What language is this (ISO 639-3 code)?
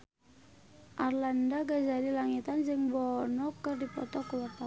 sun